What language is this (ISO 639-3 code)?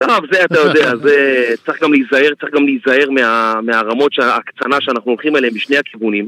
heb